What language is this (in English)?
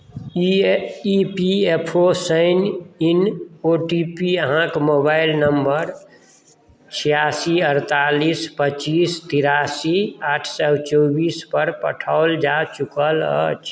Maithili